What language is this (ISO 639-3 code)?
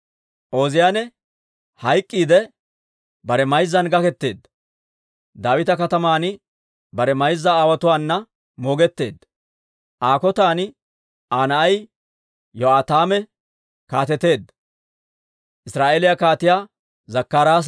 dwr